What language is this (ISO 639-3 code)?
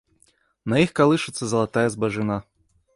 bel